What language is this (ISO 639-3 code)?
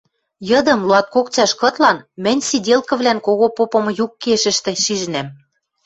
mrj